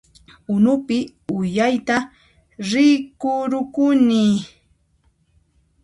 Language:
Puno Quechua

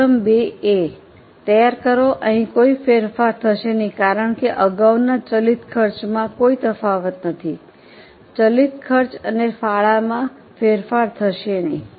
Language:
Gujarati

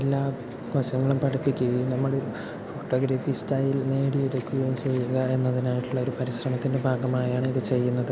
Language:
Malayalam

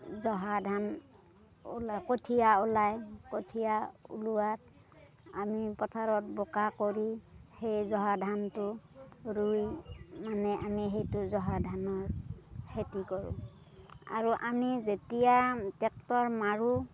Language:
Assamese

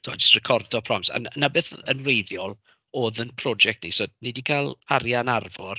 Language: Welsh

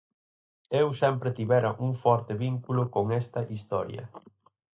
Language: Galician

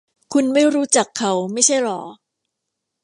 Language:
Thai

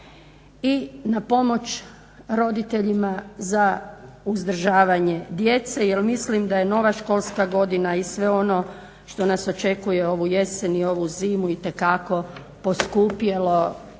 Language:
Croatian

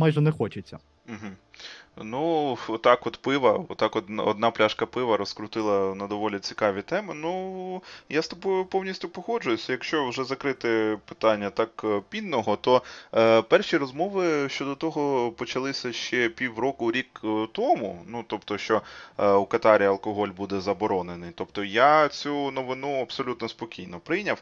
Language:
Ukrainian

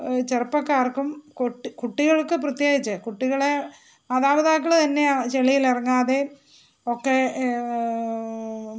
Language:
Malayalam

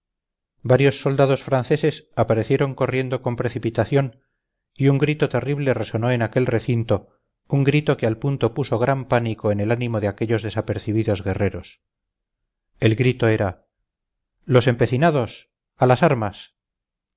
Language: Spanish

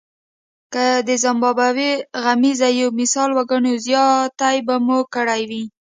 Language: Pashto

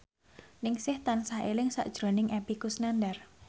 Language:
Javanese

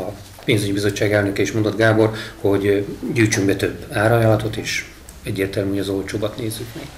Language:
Hungarian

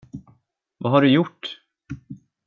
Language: Swedish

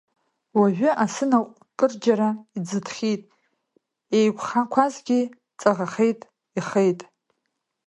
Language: Abkhazian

